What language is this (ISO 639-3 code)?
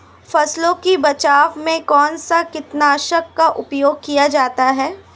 hin